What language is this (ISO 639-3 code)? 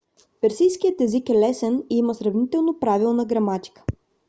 bul